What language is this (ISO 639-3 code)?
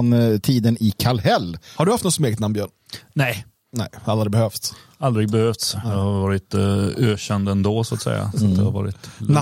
swe